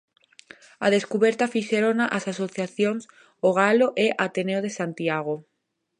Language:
Galician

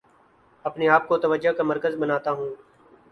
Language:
Urdu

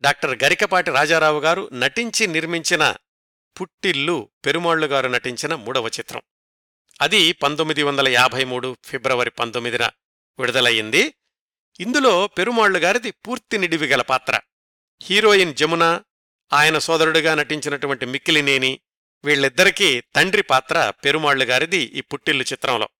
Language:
Telugu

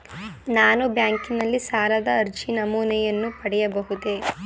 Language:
Kannada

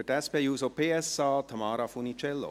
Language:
Swiss German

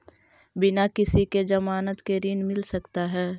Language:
Magahi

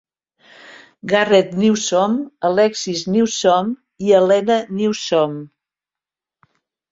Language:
Catalan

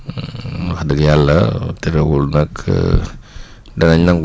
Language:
Wolof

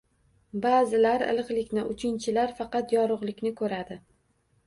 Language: Uzbek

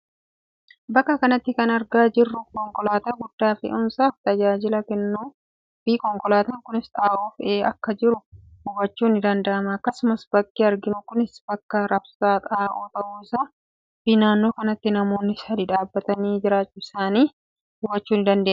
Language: Oromo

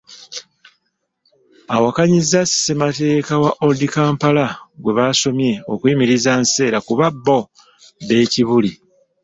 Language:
Ganda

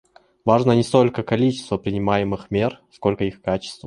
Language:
Russian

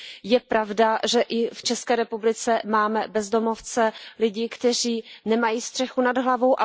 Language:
Czech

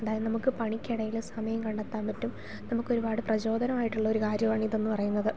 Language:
Malayalam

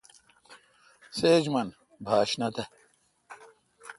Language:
Kalkoti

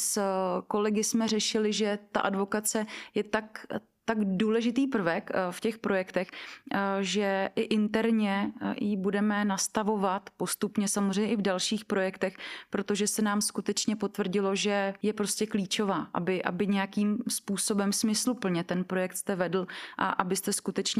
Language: Czech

